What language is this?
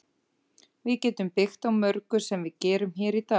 Icelandic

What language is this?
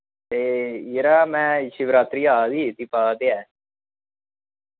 Dogri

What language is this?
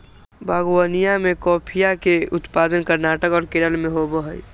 Magahi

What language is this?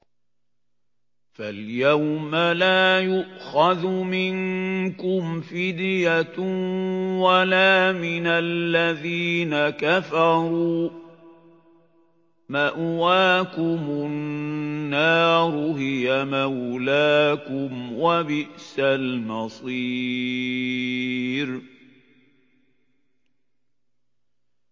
Arabic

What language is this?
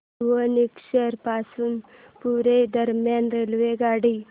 Marathi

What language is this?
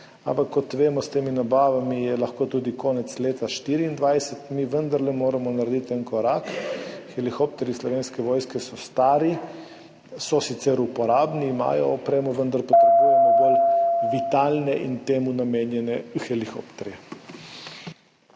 Slovenian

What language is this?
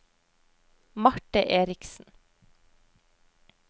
Norwegian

